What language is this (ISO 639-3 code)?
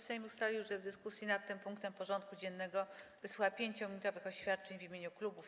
pol